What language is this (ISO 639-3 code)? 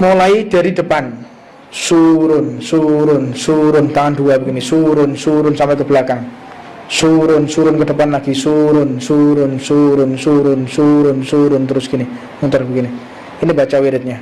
ind